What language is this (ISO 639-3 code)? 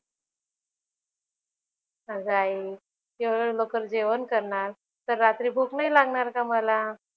mar